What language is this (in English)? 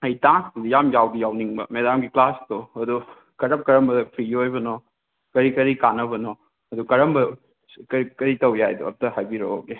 Manipuri